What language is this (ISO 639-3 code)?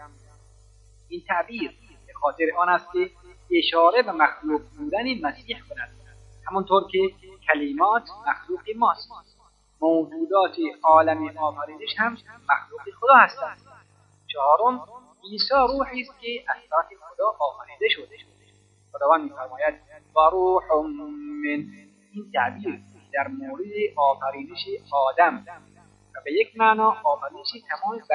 fas